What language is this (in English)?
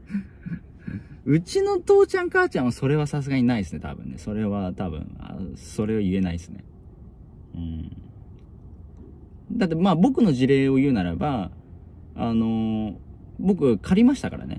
Japanese